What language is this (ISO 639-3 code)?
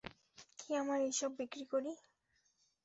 ben